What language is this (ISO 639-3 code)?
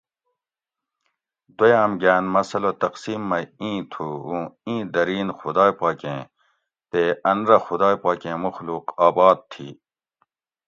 gwc